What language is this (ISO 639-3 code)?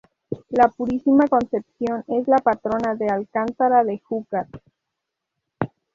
spa